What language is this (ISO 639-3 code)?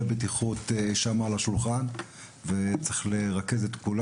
heb